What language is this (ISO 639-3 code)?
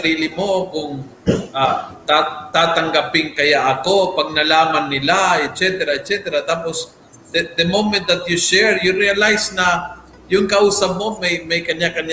fil